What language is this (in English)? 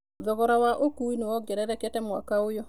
Kikuyu